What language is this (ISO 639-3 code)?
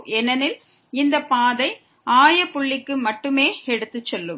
tam